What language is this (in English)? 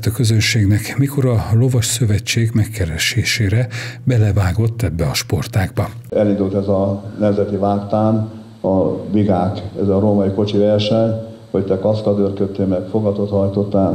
Hungarian